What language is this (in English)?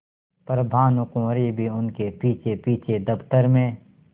Hindi